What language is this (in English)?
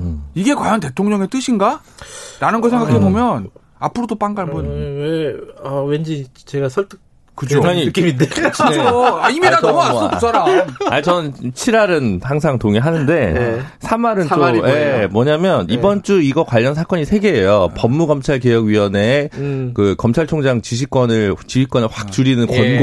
Korean